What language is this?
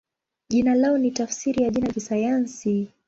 Swahili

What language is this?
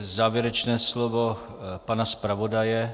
Czech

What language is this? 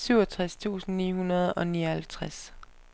Danish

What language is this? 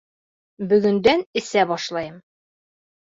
Bashkir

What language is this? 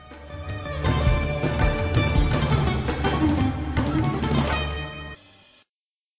Bangla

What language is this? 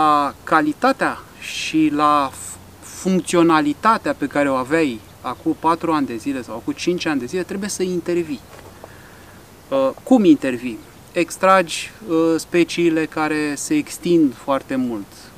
Romanian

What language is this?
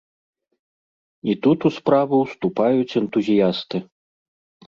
Belarusian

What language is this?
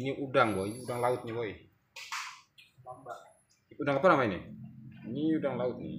Indonesian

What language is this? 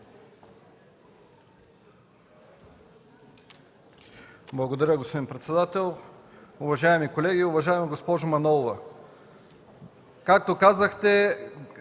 Bulgarian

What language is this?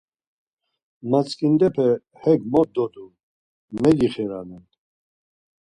Laz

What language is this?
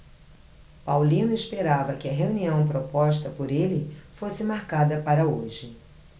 Portuguese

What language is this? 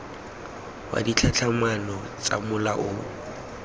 Tswana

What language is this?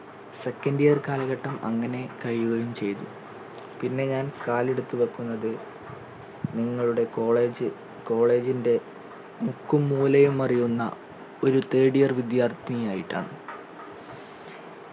Malayalam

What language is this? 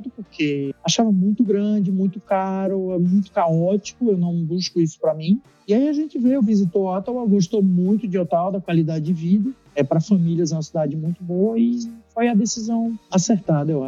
Portuguese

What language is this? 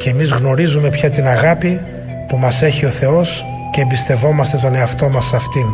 Greek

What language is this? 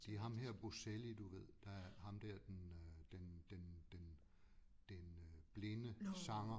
Danish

